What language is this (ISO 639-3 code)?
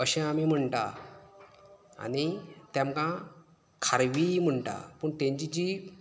kok